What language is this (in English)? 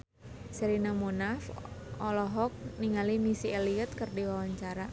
Sundanese